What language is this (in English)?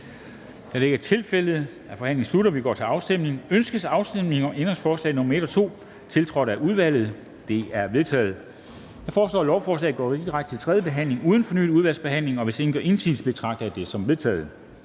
Danish